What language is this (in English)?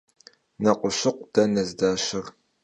Kabardian